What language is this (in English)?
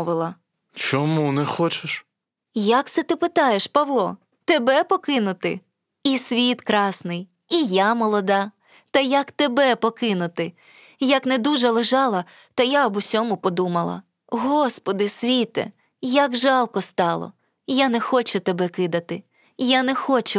Ukrainian